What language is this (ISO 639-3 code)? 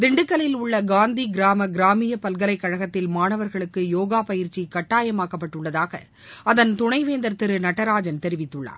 tam